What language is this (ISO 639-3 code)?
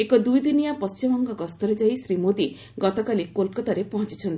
ori